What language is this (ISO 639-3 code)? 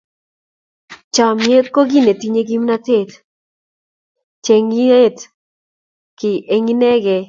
kln